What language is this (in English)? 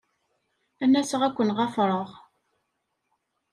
Kabyle